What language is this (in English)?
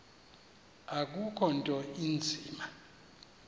Xhosa